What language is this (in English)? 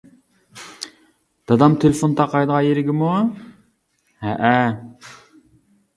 Uyghur